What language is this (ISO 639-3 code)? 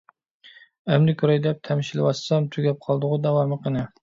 uig